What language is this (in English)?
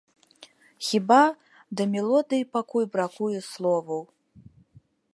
Belarusian